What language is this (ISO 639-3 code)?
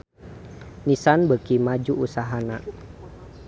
sun